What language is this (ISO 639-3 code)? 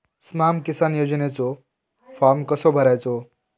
mar